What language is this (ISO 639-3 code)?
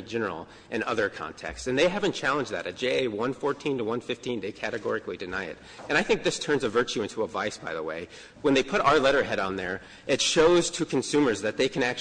eng